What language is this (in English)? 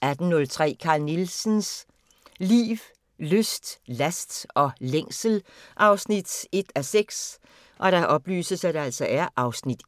Danish